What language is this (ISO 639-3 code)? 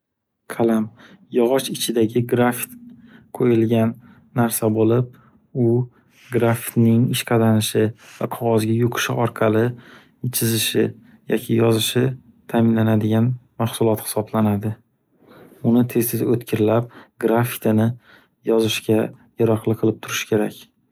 uzb